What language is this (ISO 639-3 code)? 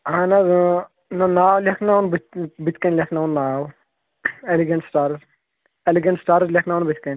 kas